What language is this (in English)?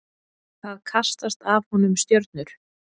Icelandic